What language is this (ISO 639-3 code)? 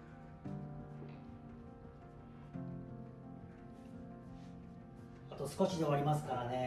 jpn